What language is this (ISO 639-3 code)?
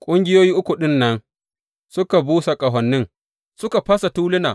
hau